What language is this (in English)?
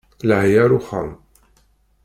Kabyle